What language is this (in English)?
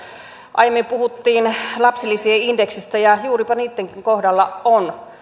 Finnish